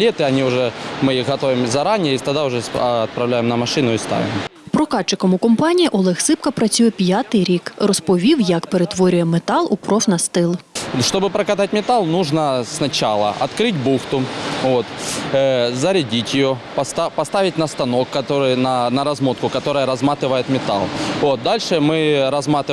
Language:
Ukrainian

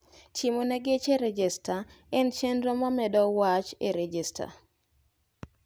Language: Luo (Kenya and Tanzania)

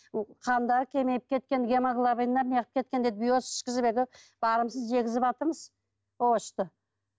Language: Kazakh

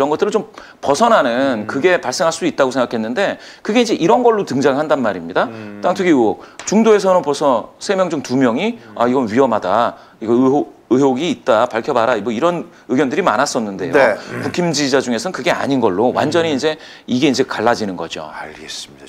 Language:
Korean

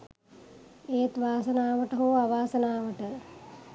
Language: Sinhala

